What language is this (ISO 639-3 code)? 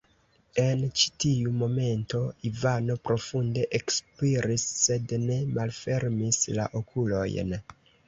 epo